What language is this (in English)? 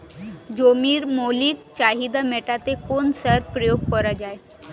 Bangla